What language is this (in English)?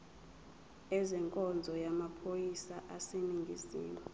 Zulu